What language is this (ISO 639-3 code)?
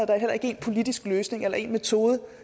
dan